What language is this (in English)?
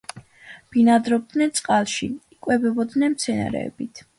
Georgian